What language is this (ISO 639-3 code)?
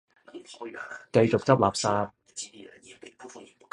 yue